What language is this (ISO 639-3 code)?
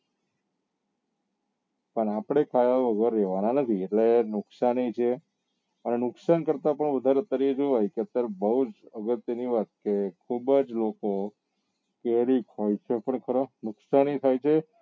guj